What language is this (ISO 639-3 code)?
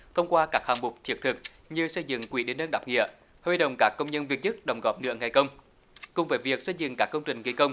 vie